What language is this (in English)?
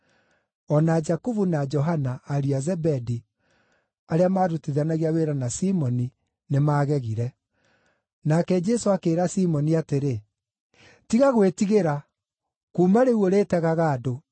Kikuyu